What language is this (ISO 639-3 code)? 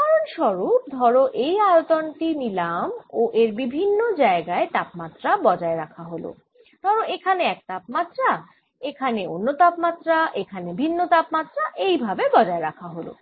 ben